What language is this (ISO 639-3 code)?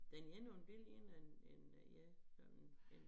dan